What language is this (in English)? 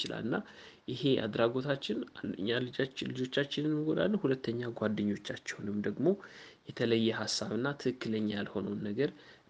Amharic